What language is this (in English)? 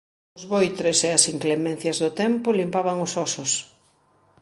Galician